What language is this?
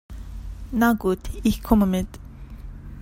German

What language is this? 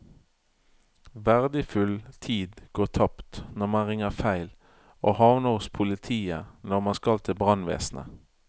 Norwegian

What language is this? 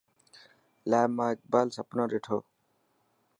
Dhatki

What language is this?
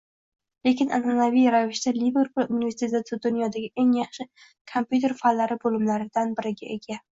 Uzbek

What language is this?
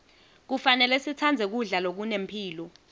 Swati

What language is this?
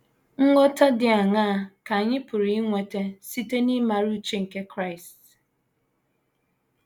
Igbo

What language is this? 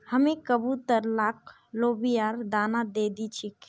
Magahi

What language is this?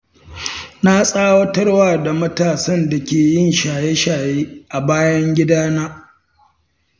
Hausa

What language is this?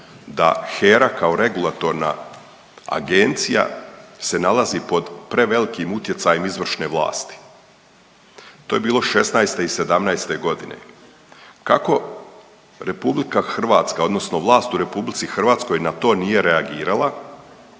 Croatian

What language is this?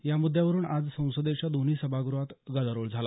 Marathi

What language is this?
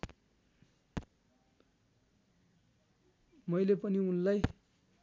Nepali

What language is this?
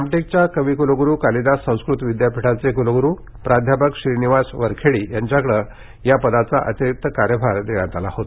Marathi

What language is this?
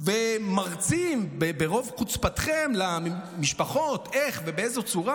Hebrew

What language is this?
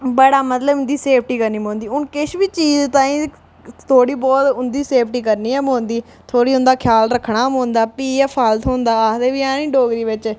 Dogri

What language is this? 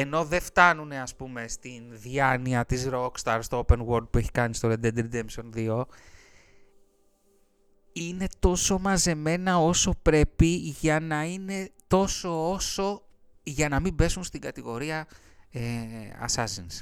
Greek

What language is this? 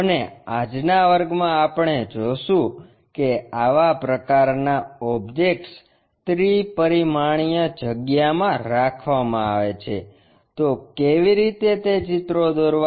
Gujarati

